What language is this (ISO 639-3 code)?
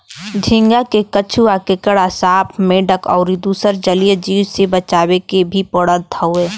bho